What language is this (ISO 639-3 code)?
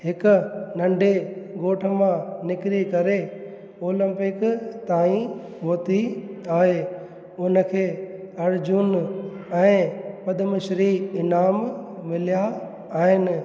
snd